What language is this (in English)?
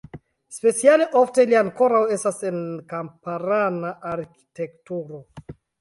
Esperanto